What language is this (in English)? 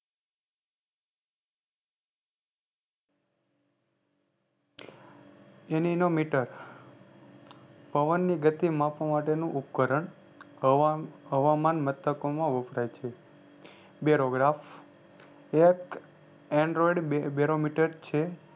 Gujarati